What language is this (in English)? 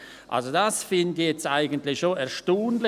Swiss German